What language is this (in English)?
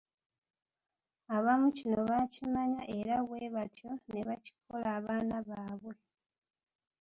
Ganda